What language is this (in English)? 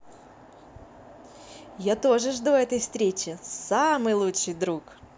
Russian